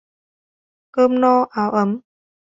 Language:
Vietnamese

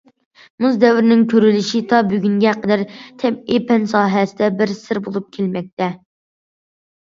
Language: Uyghur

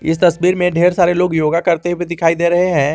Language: Hindi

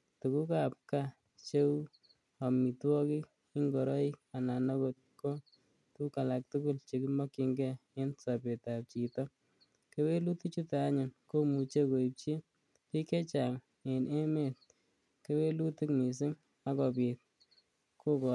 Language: Kalenjin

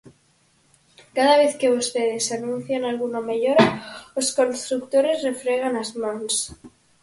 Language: Galician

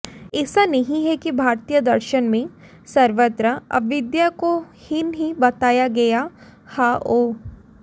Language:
Hindi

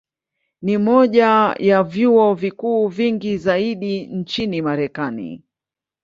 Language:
Swahili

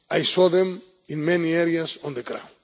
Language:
English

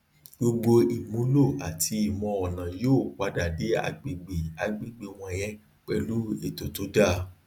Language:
Yoruba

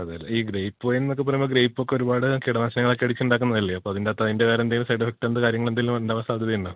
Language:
Malayalam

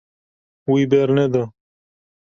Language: Kurdish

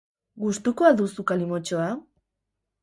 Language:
Basque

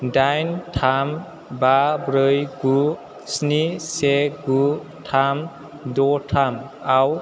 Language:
Bodo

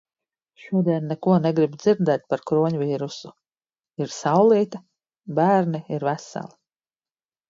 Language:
Latvian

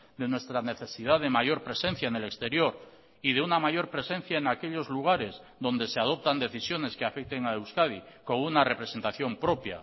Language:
Spanish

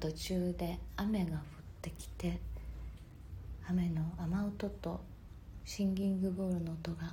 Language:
Japanese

